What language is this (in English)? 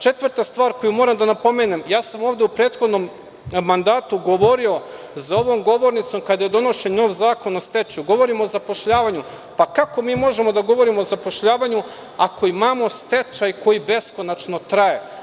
Serbian